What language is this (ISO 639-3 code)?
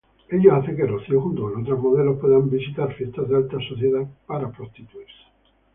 spa